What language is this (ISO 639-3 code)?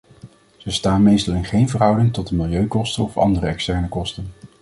nld